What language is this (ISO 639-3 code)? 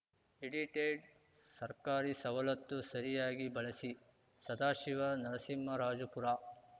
kan